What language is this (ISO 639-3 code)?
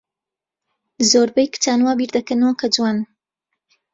ckb